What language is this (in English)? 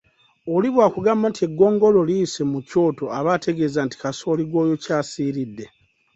Ganda